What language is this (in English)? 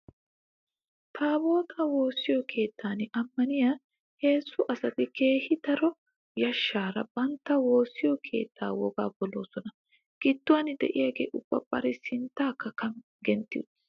Wolaytta